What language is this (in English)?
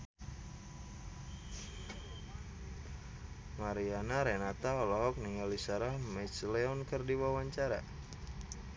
Sundanese